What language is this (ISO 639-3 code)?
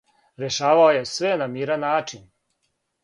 srp